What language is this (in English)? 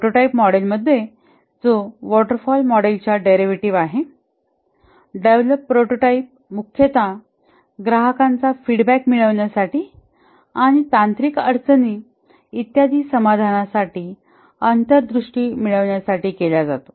Marathi